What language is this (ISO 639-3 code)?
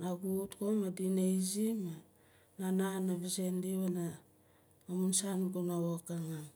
nal